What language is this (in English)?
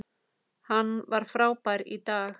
Icelandic